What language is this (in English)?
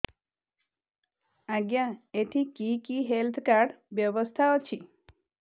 Odia